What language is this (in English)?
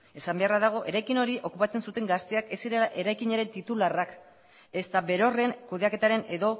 Basque